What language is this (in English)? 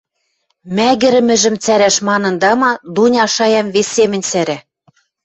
Western Mari